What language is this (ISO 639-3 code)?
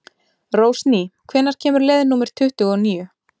isl